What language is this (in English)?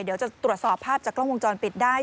Thai